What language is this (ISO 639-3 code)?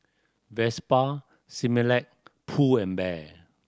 eng